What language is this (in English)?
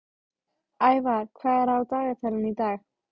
Icelandic